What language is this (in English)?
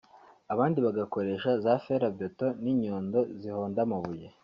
Kinyarwanda